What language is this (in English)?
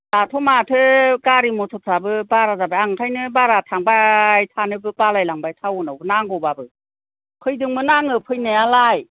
Bodo